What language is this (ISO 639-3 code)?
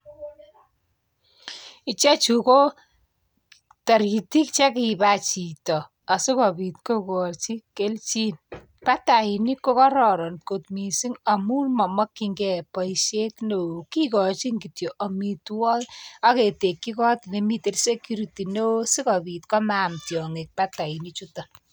kln